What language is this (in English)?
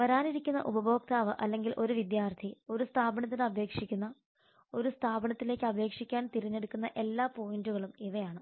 Malayalam